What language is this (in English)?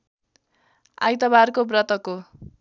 Nepali